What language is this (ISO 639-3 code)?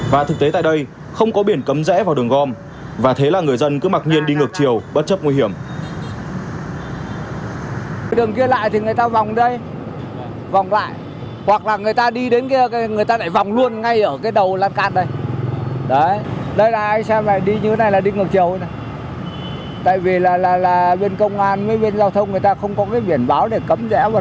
vie